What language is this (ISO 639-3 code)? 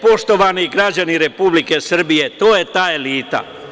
srp